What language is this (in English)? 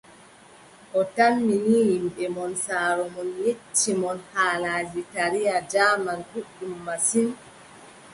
Adamawa Fulfulde